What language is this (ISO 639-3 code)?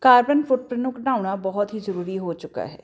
pan